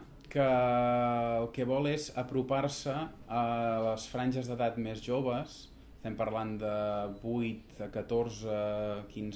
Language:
Catalan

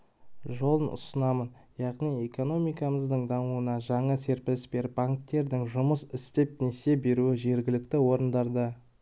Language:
Kazakh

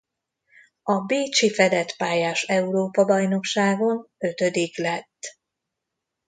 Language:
Hungarian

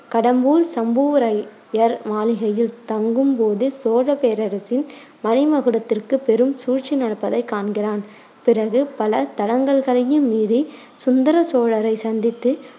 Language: Tamil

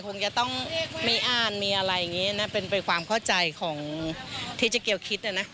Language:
Thai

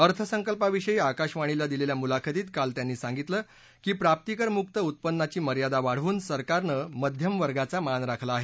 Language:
Marathi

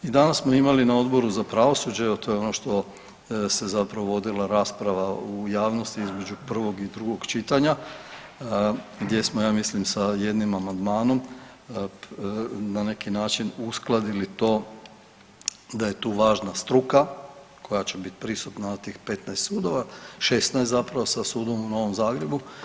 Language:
Croatian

